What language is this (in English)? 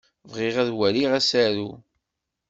Kabyle